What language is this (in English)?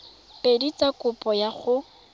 Tswana